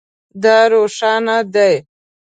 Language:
Pashto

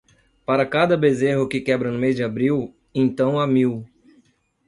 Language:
Portuguese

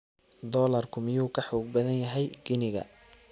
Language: Somali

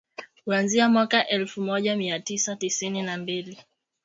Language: Swahili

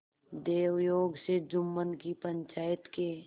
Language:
Hindi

